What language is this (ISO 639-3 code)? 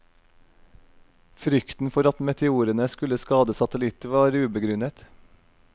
nor